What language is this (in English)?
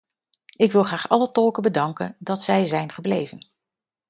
Dutch